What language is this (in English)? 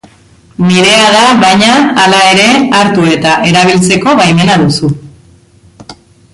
Basque